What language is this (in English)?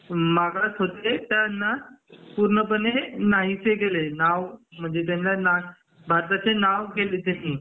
Marathi